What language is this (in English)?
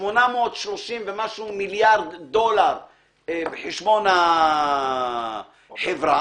Hebrew